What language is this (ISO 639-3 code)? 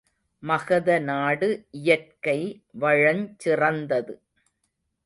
tam